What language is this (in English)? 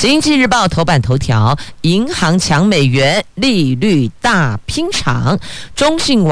Chinese